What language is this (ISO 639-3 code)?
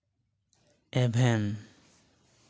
sat